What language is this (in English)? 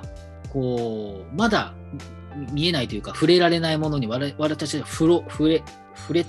Japanese